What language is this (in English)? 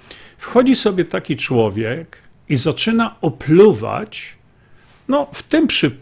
Polish